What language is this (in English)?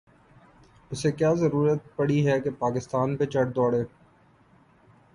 Urdu